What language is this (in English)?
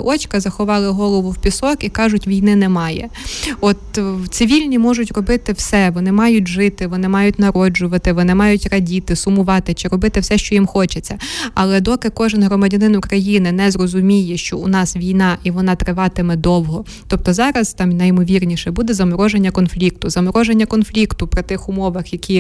Ukrainian